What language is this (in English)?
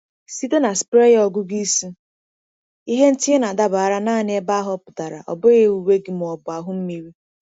Igbo